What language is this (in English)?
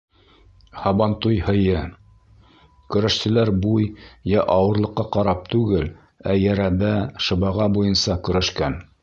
Bashkir